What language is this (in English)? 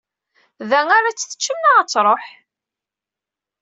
Kabyle